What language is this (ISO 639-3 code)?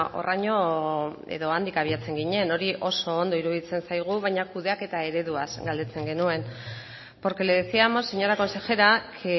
eus